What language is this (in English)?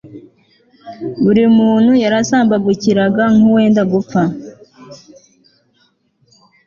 Kinyarwanda